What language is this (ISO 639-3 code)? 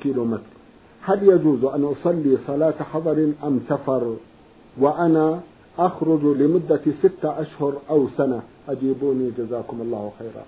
ara